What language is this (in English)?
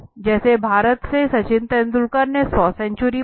Hindi